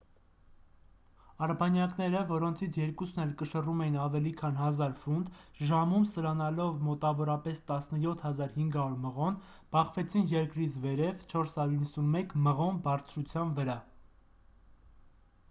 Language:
Armenian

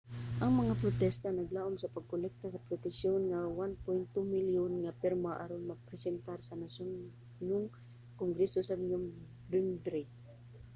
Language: Cebuano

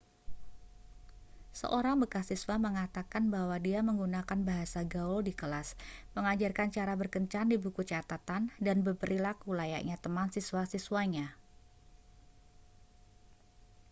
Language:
Indonesian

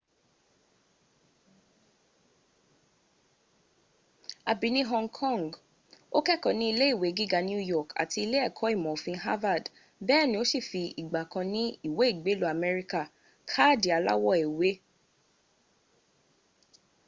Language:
Yoruba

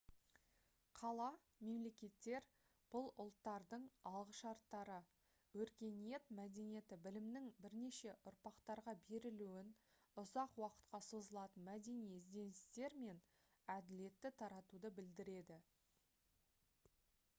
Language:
Kazakh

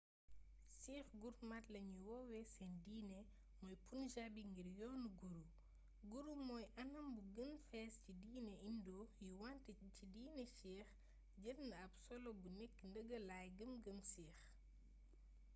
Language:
Wolof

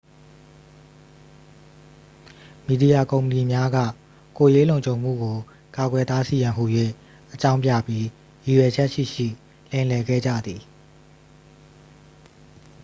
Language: Burmese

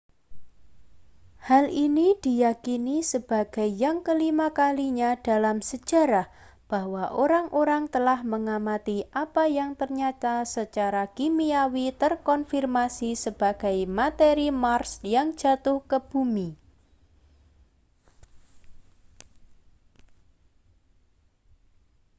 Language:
Indonesian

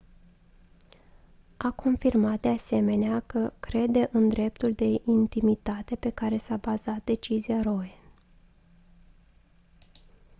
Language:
Romanian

